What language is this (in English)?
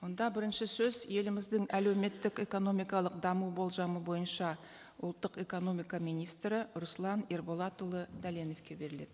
Kazakh